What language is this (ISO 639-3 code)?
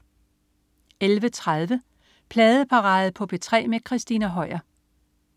dan